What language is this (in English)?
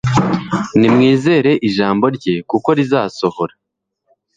Kinyarwanda